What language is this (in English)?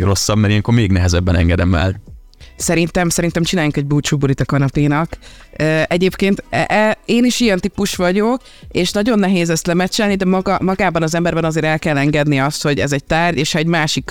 Hungarian